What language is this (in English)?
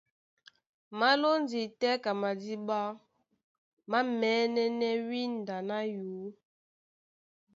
Duala